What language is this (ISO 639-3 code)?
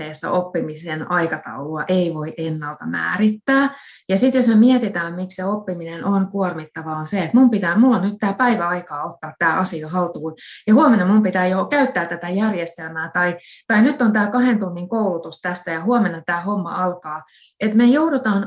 fin